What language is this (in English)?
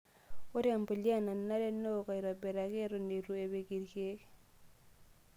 Masai